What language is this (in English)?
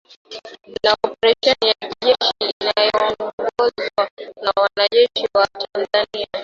Swahili